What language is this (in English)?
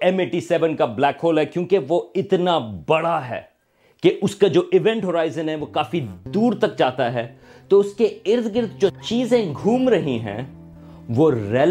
Urdu